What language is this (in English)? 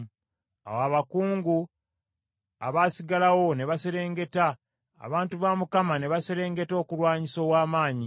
Ganda